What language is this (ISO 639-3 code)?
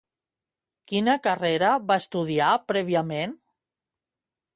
cat